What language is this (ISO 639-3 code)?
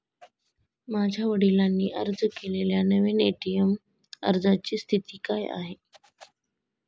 mar